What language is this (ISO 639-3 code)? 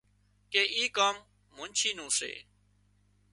kxp